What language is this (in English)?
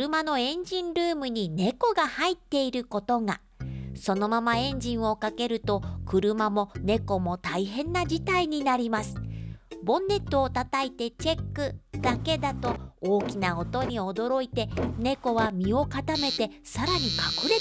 Japanese